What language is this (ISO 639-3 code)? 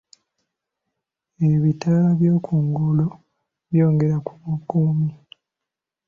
lug